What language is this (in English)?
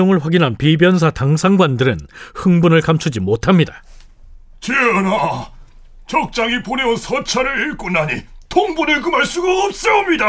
Korean